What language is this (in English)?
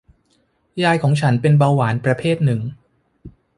Thai